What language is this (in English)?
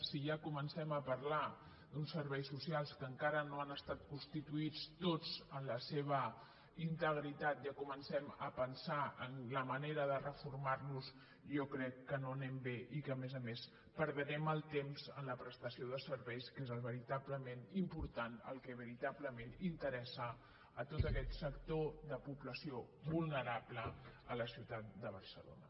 Catalan